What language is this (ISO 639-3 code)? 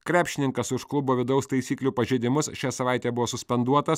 lit